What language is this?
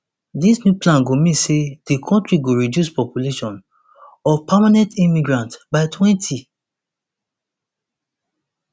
Nigerian Pidgin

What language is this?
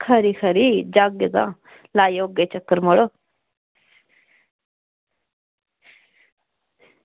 Dogri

